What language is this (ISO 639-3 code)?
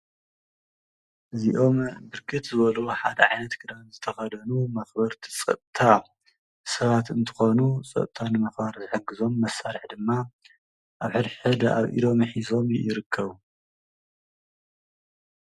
tir